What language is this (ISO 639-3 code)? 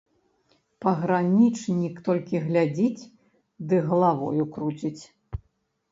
bel